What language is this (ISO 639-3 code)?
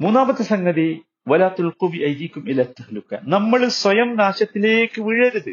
mal